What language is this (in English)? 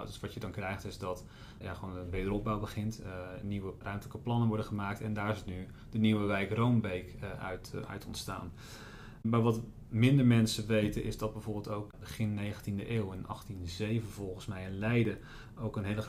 Dutch